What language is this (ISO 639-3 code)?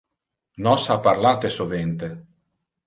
ina